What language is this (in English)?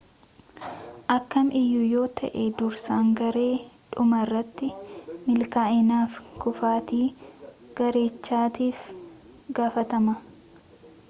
Oromo